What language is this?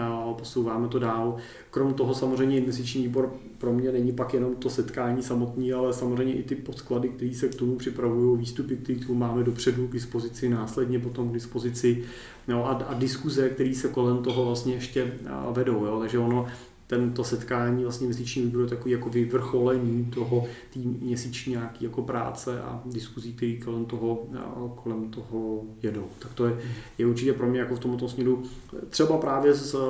Czech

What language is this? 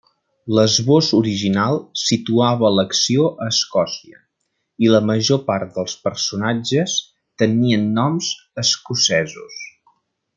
Catalan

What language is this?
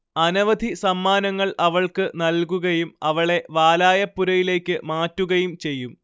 Malayalam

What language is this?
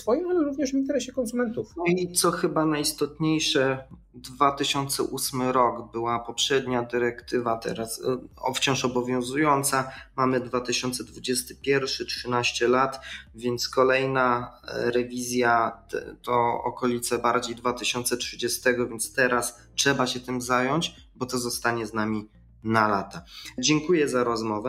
Polish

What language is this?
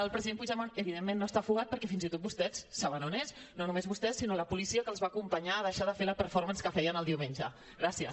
Catalan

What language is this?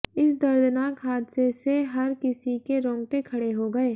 Hindi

